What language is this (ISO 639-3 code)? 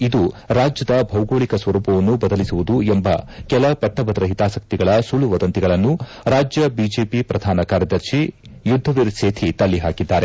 kan